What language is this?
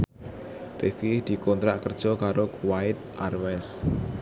Javanese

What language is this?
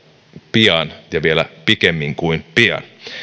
Finnish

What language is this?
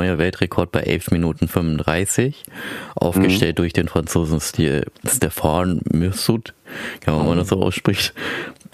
German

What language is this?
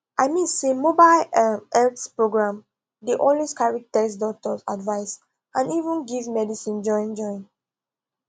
Nigerian Pidgin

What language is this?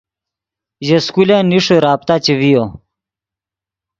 Yidgha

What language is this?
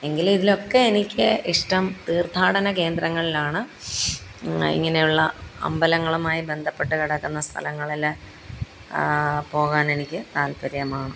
Malayalam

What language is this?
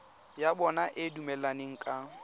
Tswana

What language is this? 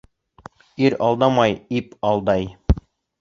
Bashkir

